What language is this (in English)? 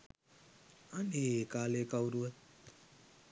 Sinhala